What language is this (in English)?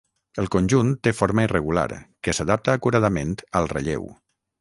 Catalan